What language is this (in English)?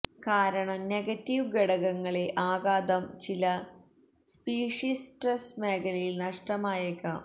Malayalam